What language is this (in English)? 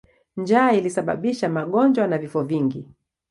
Swahili